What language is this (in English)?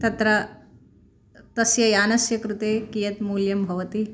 Sanskrit